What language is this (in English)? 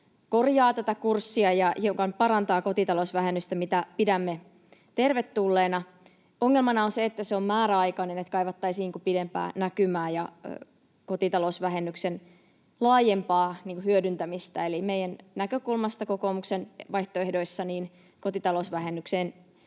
Finnish